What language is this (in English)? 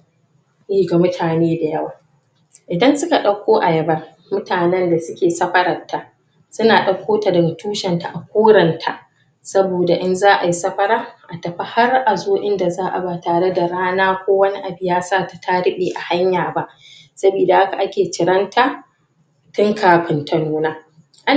Hausa